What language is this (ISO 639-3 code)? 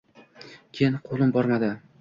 uzb